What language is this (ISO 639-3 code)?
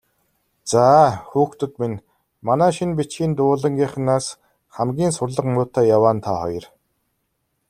mon